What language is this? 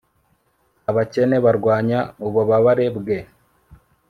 Kinyarwanda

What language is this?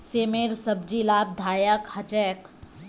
Magahi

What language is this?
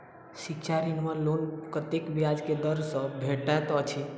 Maithili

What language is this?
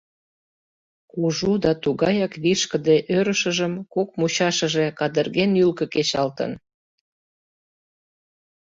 Mari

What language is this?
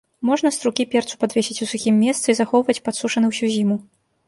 Belarusian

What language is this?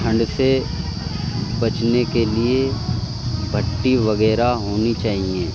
Urdu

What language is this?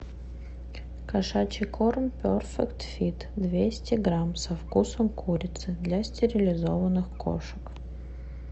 Russian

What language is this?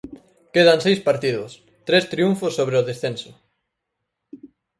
Galician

